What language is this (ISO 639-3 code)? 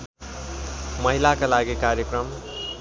nep